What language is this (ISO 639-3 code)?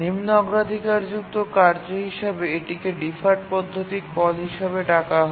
ben